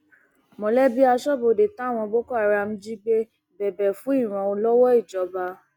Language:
Yoruba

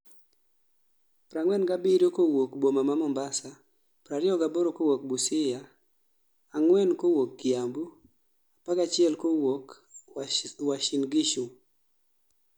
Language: Luo (Kenya and Tanzania)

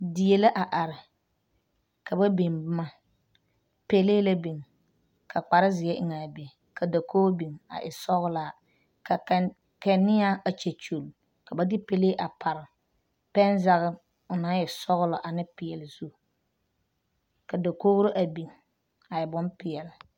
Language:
Southern Dagaare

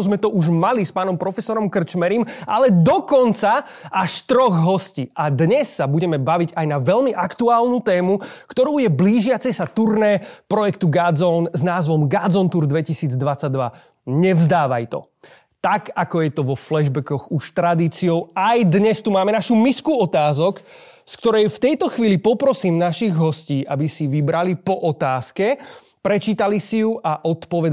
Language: Slovak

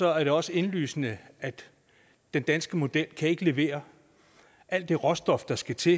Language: Danish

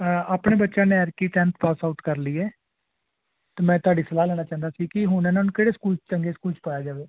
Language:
Punjabi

